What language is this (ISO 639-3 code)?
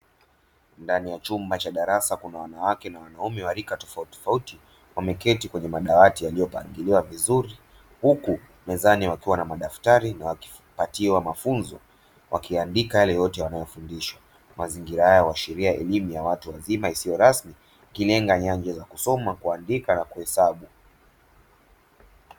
swa